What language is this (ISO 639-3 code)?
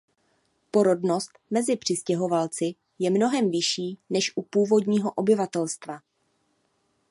ces